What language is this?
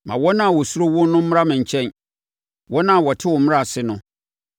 Akan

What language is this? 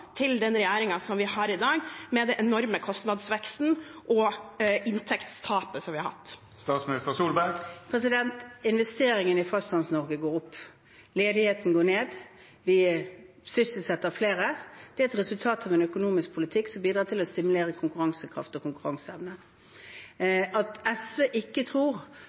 Norwegian Bokmål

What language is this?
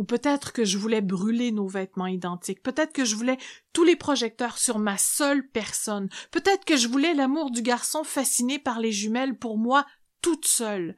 French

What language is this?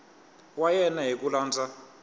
Tsonga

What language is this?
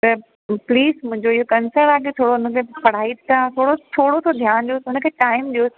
Sindhi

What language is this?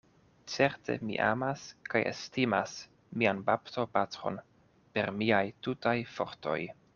Esperanto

